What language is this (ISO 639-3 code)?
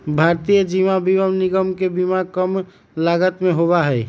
mag